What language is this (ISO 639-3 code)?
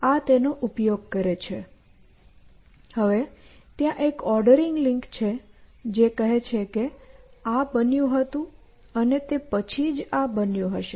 guj